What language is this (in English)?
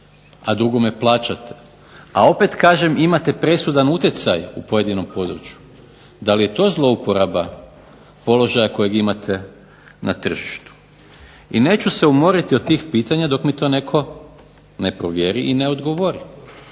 Croatian